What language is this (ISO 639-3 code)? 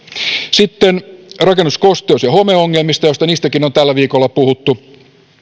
fin